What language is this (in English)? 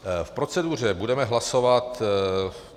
Czech